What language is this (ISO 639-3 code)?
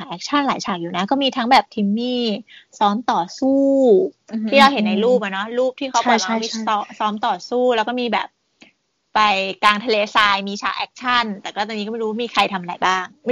tha